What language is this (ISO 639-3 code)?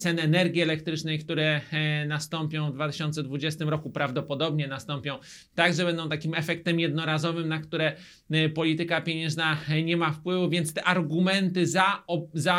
pol